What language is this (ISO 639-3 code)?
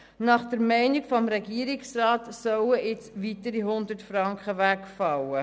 gsw